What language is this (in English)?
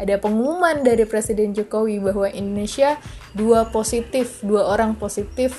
Indonesian